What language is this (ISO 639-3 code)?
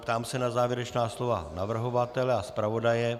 ces